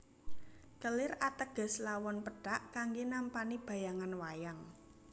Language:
Javanese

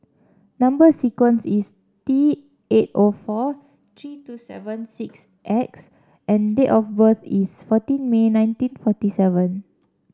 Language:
English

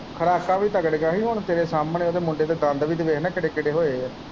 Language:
Punjabi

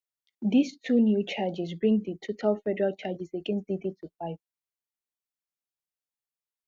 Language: Nigerian Pidgin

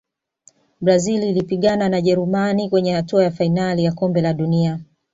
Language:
Swahili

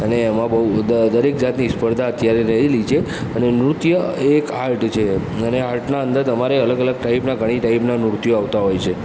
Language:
Gujarati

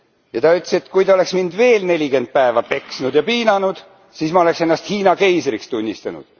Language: Estonian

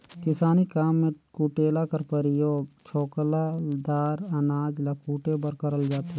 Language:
Chhattisgarhi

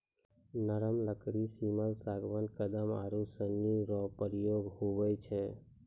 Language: Maithili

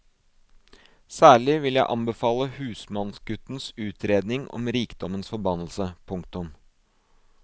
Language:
Norwegian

